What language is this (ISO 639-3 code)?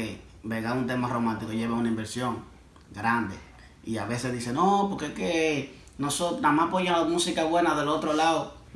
spa